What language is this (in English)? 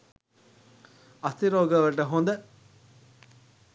Sinhala